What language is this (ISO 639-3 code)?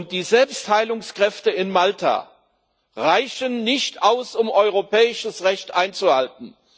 deu